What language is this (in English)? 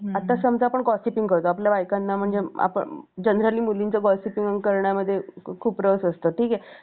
Marathi